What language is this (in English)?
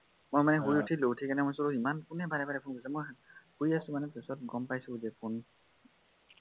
Assamese